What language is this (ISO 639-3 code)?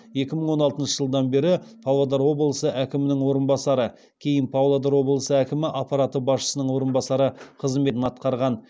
kaz